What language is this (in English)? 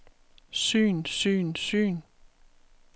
Danish